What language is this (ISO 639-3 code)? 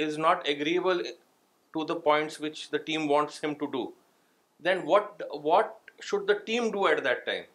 urd